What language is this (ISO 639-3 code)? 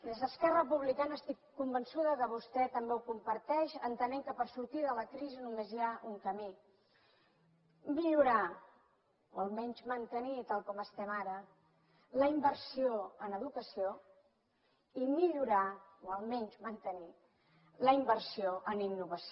cat